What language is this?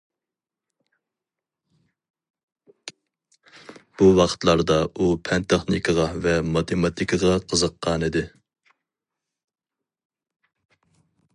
Uyghur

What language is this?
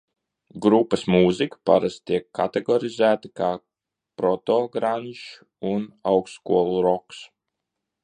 Latvian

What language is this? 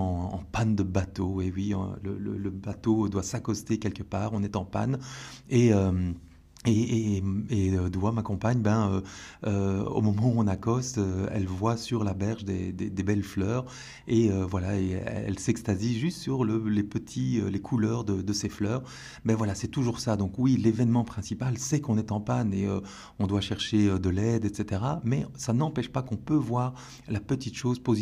French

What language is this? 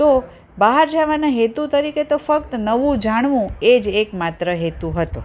Gujarati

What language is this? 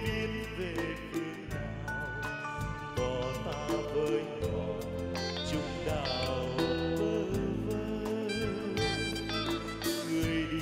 Vietnamese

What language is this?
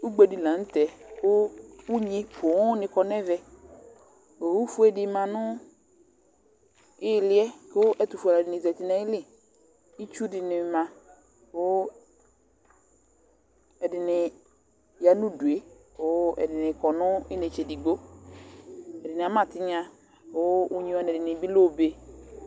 Ikposo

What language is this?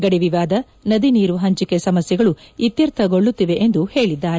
Kannada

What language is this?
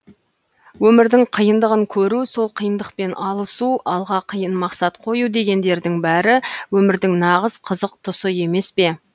Kazakh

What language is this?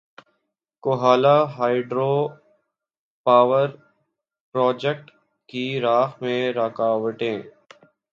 Urdu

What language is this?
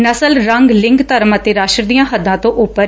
Punjabi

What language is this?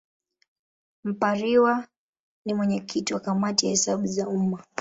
Swahili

